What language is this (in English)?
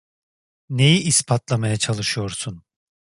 Turkish